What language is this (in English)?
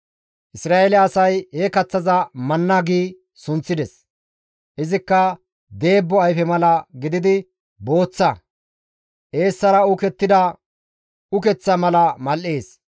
Gamo